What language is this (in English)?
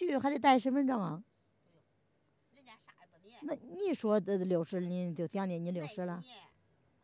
Chinese